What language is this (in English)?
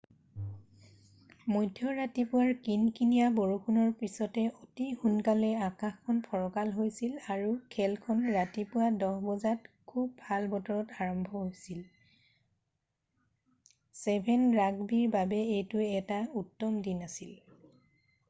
Assamese